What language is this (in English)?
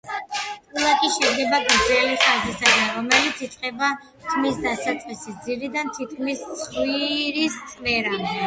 Georgian